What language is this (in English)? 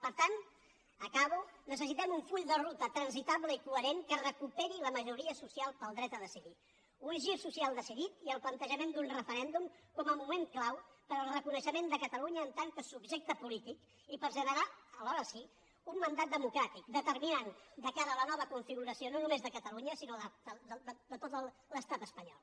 Catalan